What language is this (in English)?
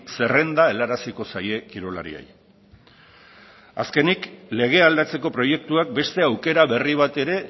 Basque